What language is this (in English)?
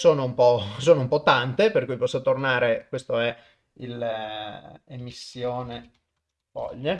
Italian